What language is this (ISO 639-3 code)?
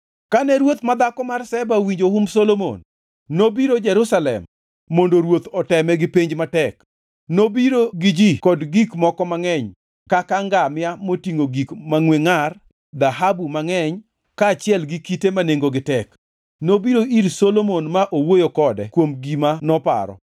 luo